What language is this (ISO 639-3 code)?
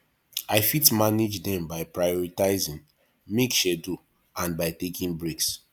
pcm